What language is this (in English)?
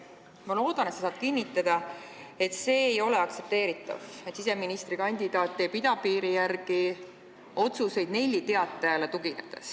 Estonian